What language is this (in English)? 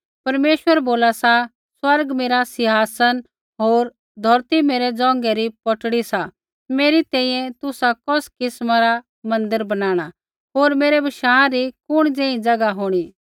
Kullu Pahari